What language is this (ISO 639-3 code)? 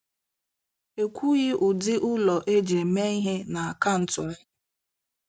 ibo